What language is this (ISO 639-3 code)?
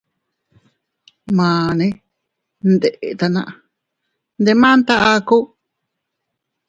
cut